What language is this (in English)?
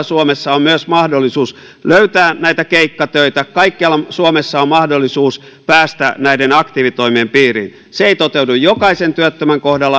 Finnish